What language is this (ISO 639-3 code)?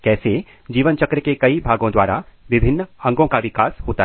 hin